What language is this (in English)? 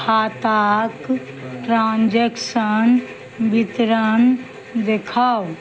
Maithili